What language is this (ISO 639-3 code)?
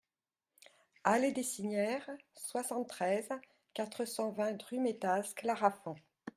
fra